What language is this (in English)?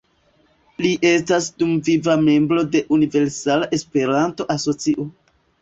Esperanto